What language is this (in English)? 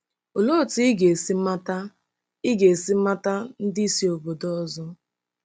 Igbo